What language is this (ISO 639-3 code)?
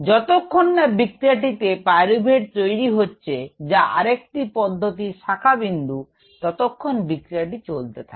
ben